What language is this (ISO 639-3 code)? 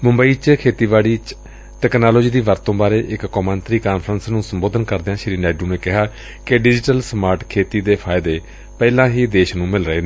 pan